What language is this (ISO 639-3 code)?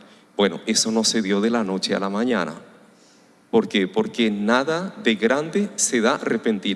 spa